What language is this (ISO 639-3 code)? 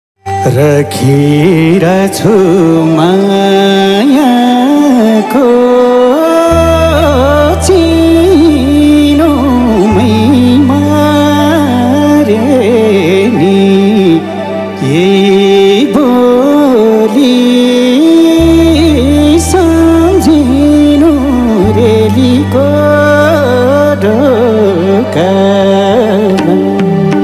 tha